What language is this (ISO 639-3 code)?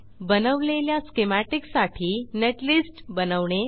mar